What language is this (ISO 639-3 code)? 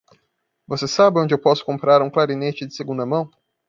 por